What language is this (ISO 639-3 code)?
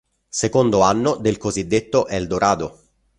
ita